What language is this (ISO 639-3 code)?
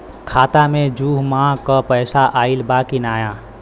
bho